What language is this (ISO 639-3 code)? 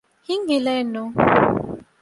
div